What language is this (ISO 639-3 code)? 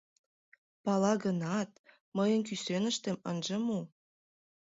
chm